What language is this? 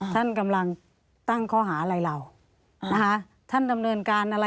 Thai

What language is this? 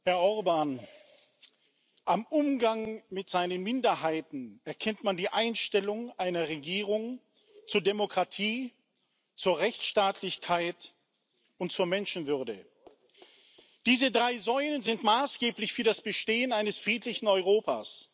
German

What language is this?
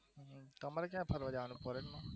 Gujarati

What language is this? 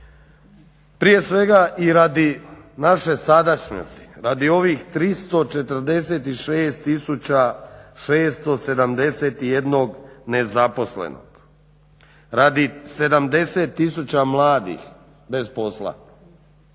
Croatian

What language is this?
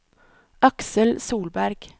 Norwegian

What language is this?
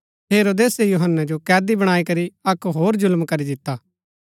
Gaddi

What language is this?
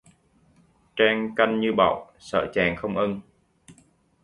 Vietnamese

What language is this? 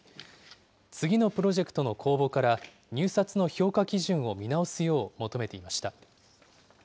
Japanese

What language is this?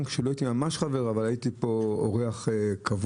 Hebrew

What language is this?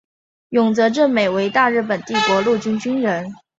Chinese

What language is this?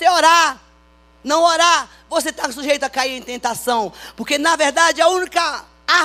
Portuguese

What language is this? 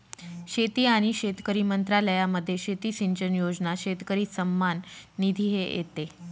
Marathi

